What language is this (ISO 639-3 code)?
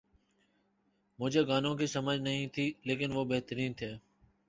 urd